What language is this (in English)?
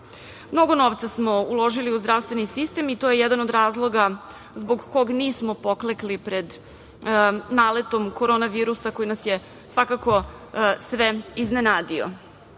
Serbian